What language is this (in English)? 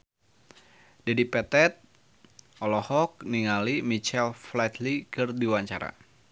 Sundanese